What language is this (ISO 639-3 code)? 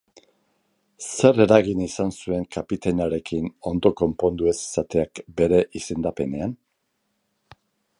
eus